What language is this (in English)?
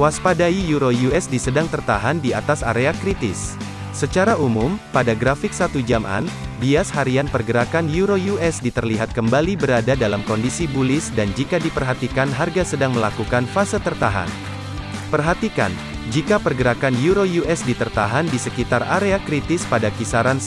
Indonesian